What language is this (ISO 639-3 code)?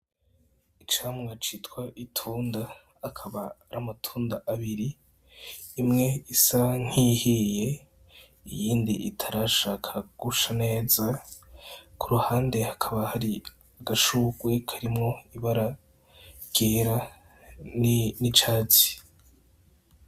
run